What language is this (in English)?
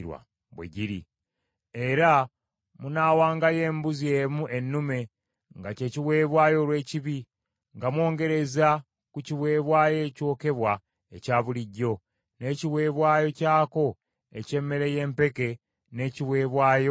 Ganda